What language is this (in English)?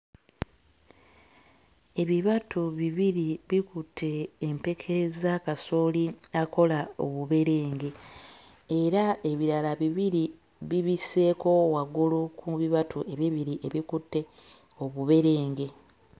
Ganda